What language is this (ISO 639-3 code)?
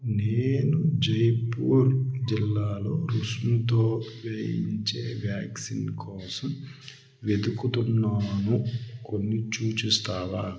tel